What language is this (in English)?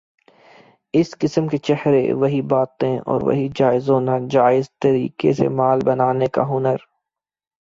Urdu